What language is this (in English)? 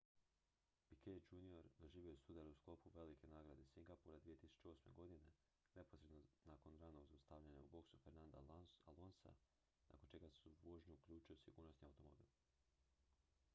Croatian